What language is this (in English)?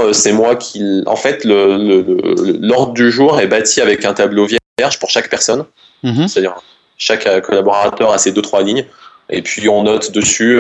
French